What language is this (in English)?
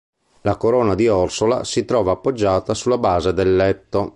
Italian